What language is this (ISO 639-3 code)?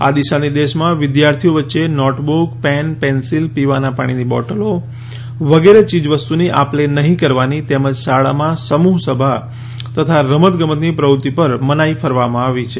guj